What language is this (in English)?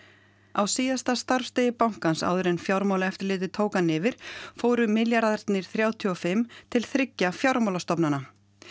Icelandic